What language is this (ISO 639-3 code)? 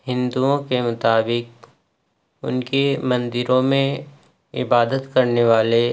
urd